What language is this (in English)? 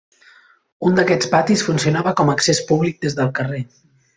Catalan